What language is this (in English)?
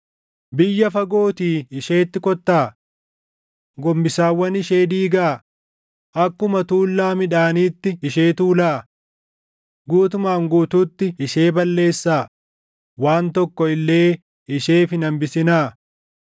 Oromo